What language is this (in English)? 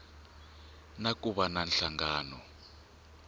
Tsonga